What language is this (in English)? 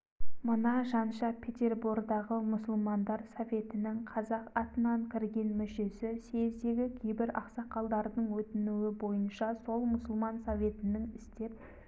Kazakh